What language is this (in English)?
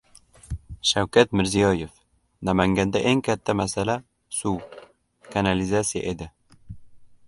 Uzbek